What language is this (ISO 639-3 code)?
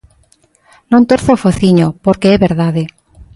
glg